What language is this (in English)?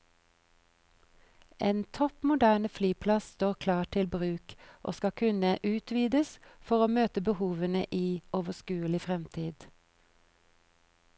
Norwegian